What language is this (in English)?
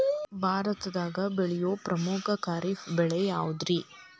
Kannada